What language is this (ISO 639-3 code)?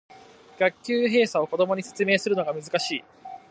jpn